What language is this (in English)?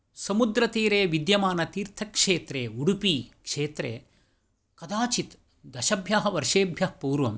Sanskrit